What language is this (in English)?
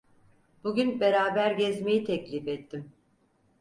Turkish